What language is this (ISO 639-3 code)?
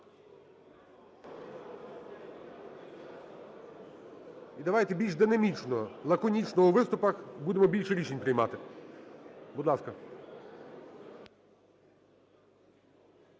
ukr